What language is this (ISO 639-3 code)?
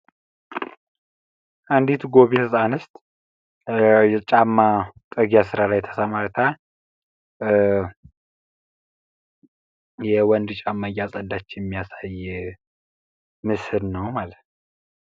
amh